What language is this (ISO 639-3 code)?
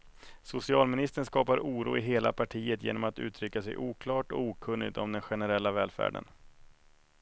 swe